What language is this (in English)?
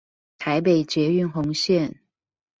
Chinese